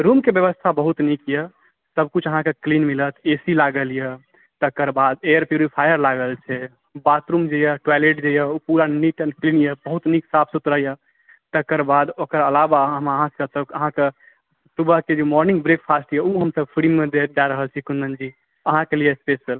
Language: Maithili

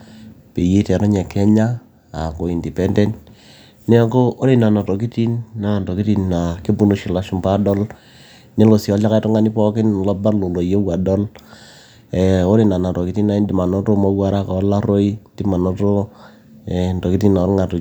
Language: Masai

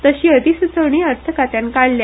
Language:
Konkani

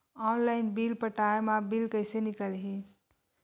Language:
Chhattisgarhi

